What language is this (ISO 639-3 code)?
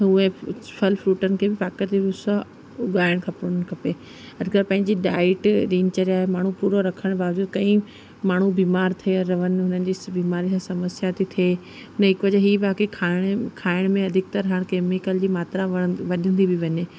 snd